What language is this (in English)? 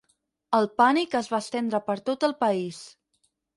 Catalan